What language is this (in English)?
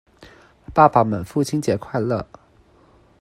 Chinese